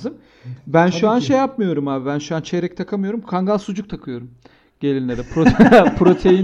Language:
Turkish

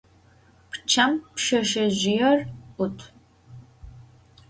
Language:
Adyghe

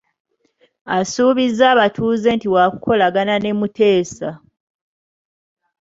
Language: Ganda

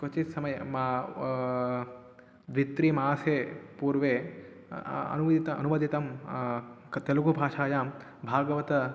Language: Sanskrit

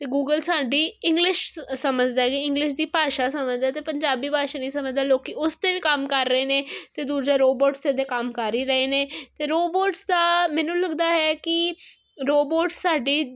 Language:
Punjabi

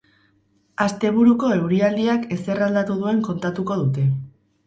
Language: Basque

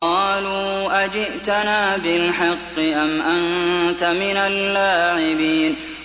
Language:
Arabic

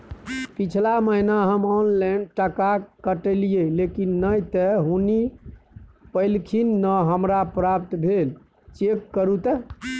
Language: Maithili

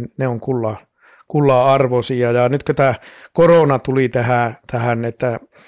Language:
Finnish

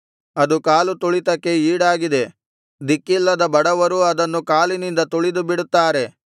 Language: Kannada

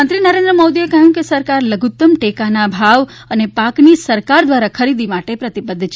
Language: Gujarati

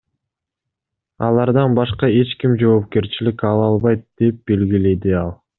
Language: Kyrgyz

